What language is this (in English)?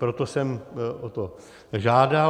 Czech